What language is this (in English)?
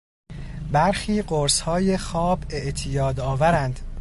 Persian